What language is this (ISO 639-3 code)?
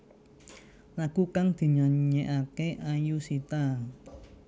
jav